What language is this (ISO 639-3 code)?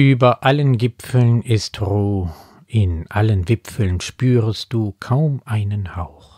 deu